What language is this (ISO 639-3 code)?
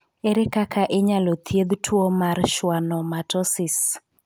luo